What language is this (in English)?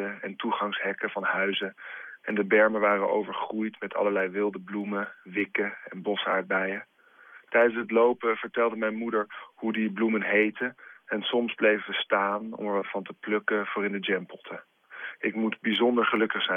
Dutch